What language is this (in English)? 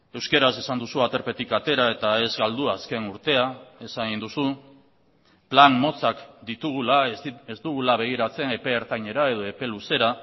Basque